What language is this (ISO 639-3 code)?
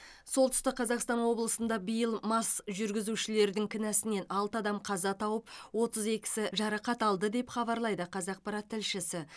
kaz